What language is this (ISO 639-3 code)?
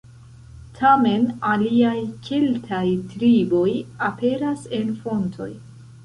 epo